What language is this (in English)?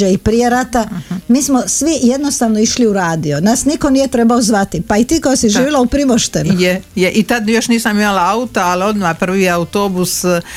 Croatian